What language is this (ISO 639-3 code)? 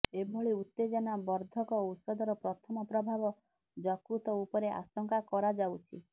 ori